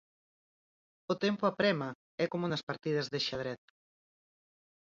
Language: Galician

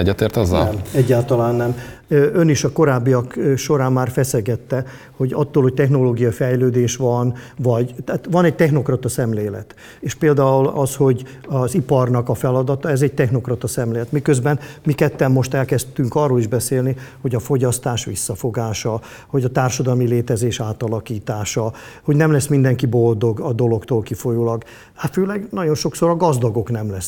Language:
Hungarian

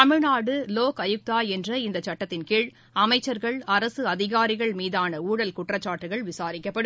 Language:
Tamil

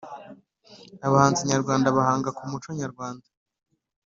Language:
Kinyarwanda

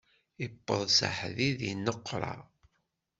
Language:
Kabyle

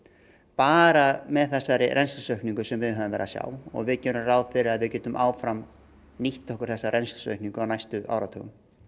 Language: Icelandic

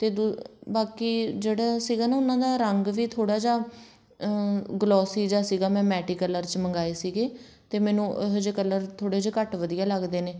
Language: Punjabi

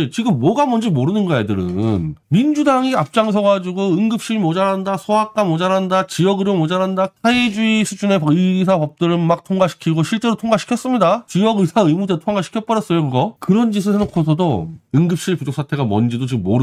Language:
Korean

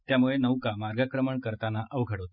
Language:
Marathi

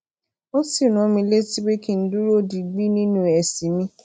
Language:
Yoruba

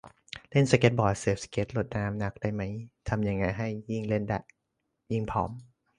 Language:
Thai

